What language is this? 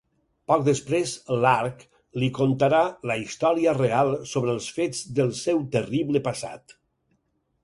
Catalan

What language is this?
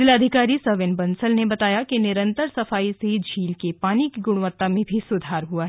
Hindi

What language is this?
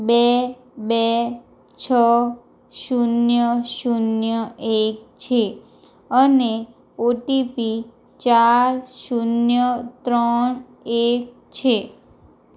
Gujarati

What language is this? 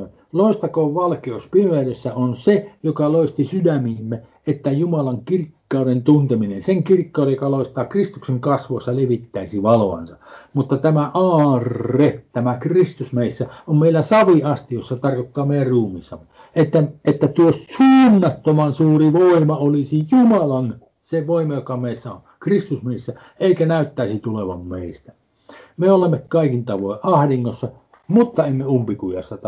Finnish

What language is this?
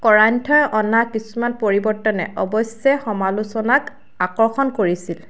Assamese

